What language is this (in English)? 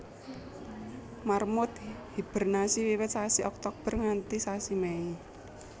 Javanese